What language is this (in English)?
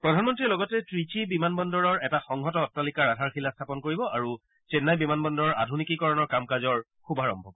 Assamese